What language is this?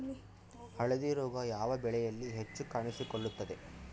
Kannada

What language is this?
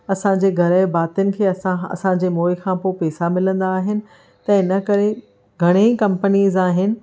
Sindhi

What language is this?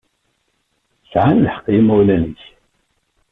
Kabyle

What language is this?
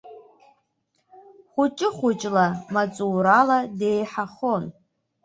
Abkhazian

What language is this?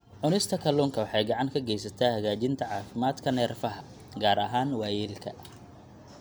Somali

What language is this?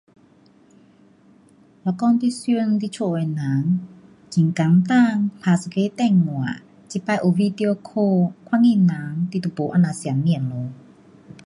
Pu-Xian Chinese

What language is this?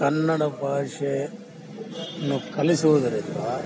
Kannada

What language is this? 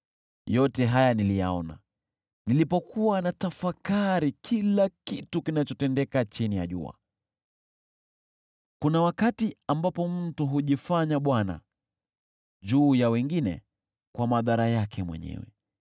Swahili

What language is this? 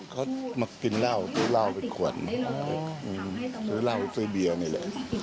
Thai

